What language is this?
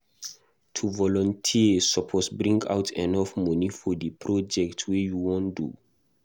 Nigerian Pidgin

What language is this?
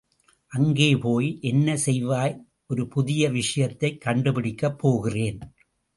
Tamil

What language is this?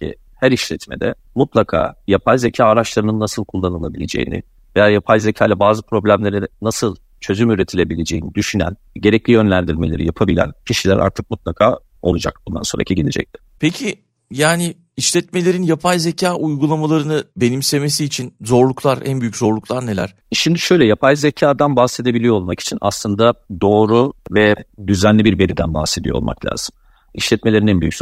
Turkish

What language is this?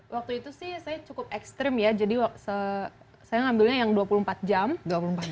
Indonesian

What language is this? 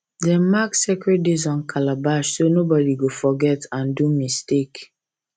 Nigerian Pidgin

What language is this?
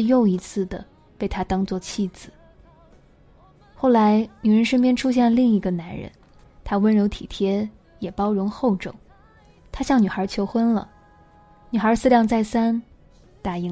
Chinese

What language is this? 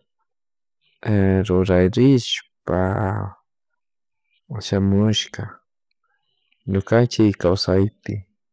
Chimborazo Highland Quichua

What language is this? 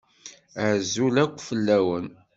Kabyle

